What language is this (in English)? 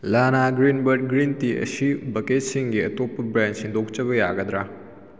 Manipuri